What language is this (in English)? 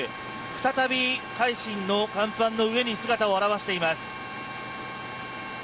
Japanese